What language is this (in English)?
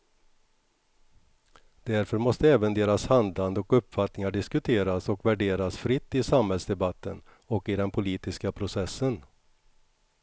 Swedish